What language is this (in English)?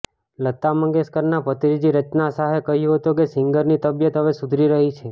Gujarati